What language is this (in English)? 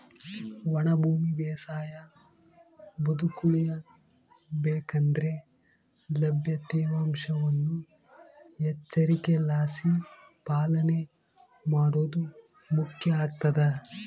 Kannada